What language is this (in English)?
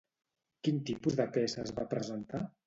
Catalan